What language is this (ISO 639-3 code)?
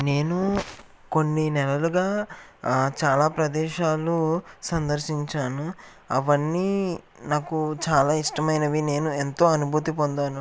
tel